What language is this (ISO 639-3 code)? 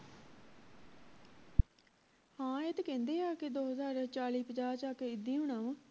pan